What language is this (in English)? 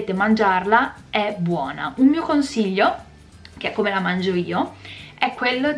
Italian